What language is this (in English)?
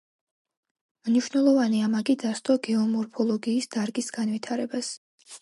Georgian